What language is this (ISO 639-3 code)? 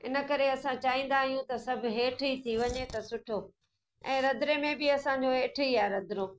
snd